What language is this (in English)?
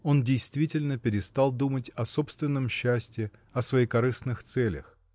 Russian